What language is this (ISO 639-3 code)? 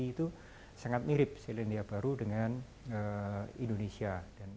ind